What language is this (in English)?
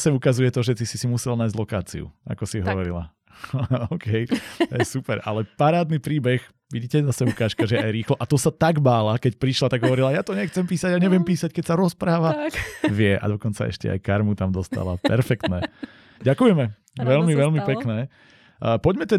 Slovak